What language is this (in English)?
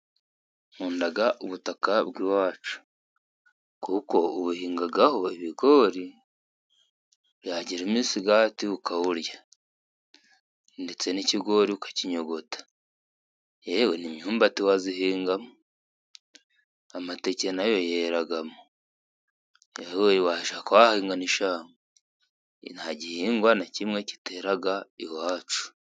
Kinyarwanda